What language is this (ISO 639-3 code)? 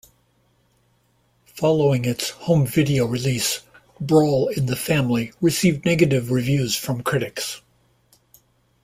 eng